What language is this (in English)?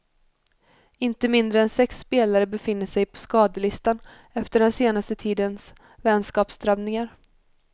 Swedish